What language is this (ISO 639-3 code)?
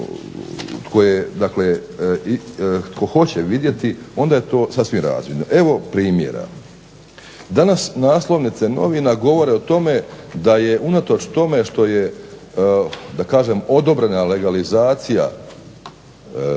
hrv